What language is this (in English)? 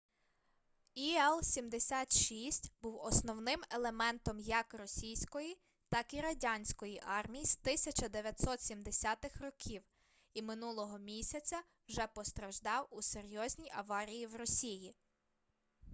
Ukrainian